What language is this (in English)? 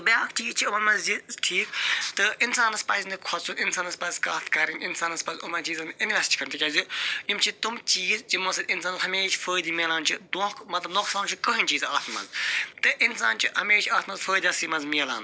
Kashmiri